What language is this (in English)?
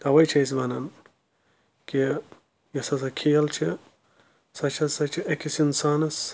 Kashmiri